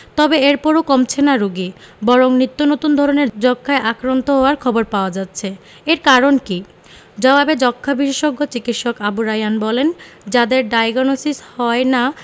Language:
Bangla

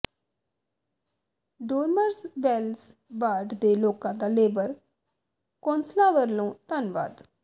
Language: Punjabi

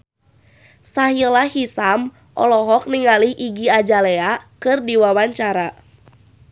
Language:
Sundanese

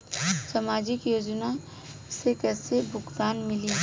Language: Bhojpuri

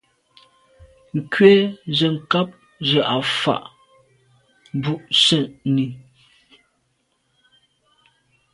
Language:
Medumba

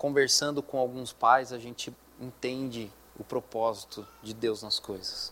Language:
Portuguese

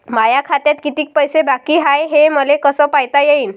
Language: Marathi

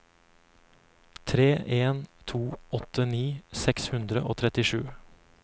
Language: Norwegian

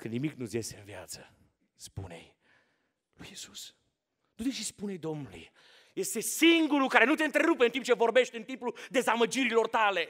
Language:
Romanian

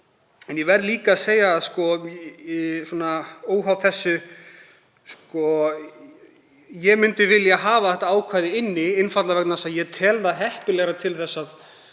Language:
Icelandic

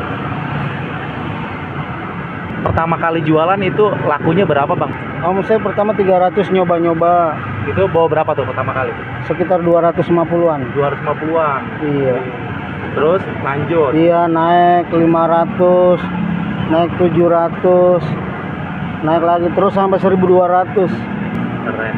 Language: Indonesian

